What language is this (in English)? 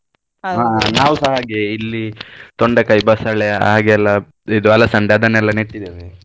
Kannada